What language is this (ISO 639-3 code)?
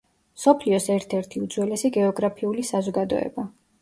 kat